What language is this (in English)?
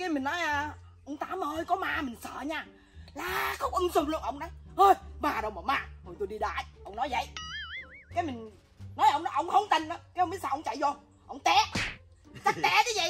Vietnamese